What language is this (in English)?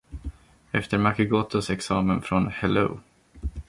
Swedish